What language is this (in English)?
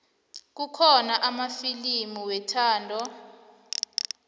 South Ndebele